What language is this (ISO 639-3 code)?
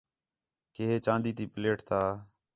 xhe